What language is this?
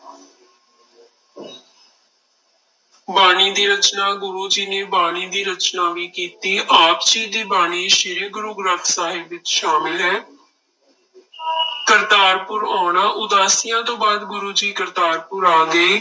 Punjabi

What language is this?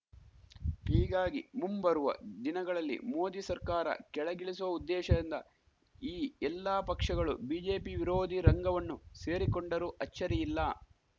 Kannada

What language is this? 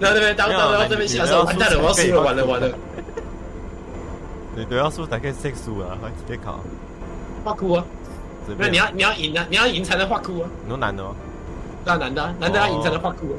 Chinese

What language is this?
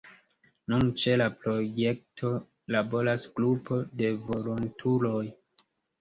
Esperanto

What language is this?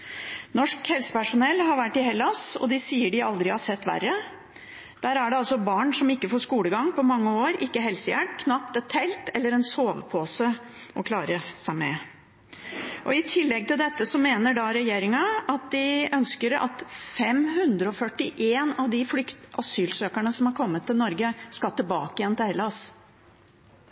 Norwegian Bokmål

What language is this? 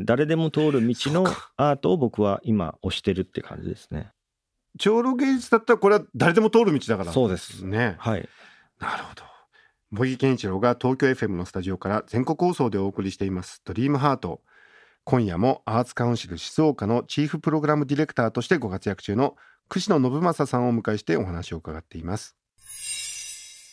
Japanese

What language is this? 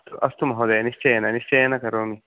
Sanskrit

